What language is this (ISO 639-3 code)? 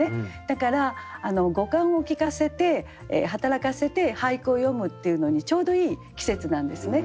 jpn